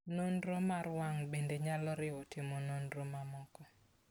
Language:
Luo (Kenya and Tanzania)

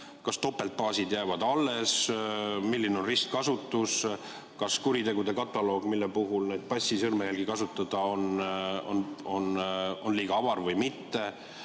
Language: Estonian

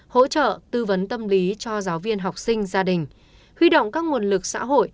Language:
Vietnamese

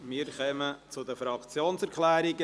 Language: Swiss German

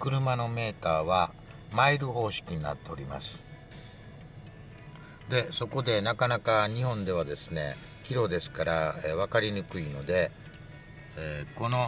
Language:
Japanese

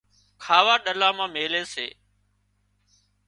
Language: Wadiyara Koli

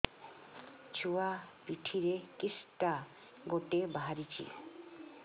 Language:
Odia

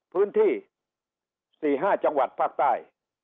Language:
Thai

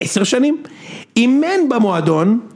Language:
Hebrew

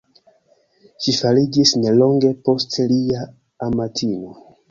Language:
Esperanto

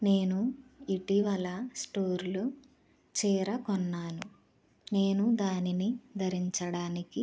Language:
Telugu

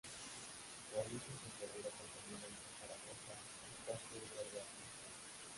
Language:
Spanish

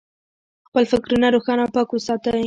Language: Pashto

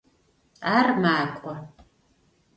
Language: Adyghe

